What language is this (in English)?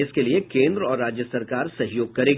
Hindi